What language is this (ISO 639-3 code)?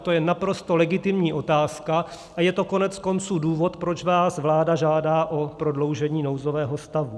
ces